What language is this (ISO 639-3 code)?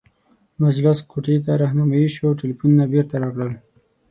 pus